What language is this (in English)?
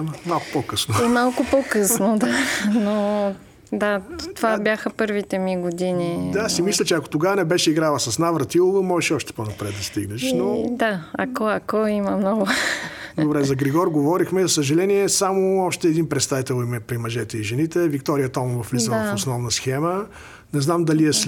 Bulgarian